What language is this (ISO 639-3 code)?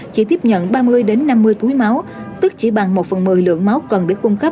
vie